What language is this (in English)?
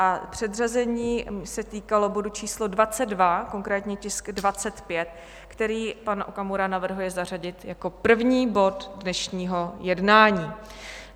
Czech